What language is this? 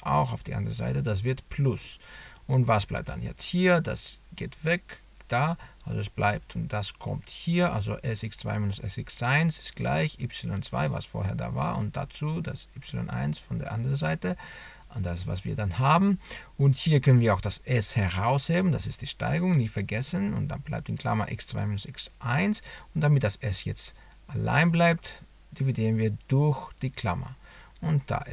German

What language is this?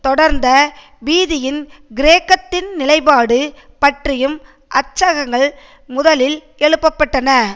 Tamil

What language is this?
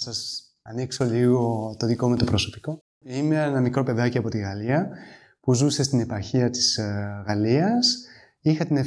Greek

